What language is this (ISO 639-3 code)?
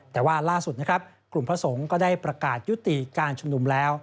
tha